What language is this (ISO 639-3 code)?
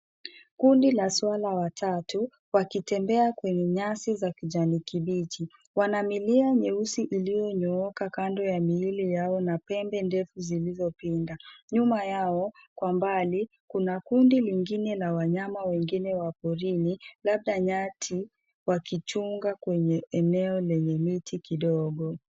swa